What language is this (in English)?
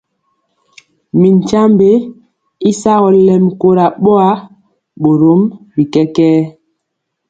Mpiemo